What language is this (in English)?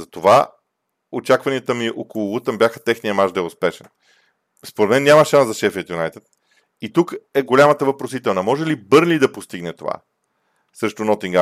Bulgarian